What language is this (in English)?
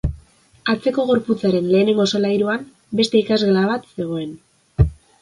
Basque